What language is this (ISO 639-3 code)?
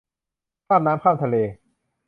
tha